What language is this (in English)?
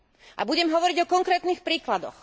Slovak